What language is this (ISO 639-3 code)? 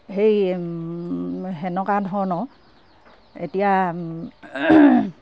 asm